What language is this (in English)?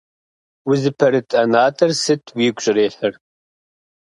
Kabardian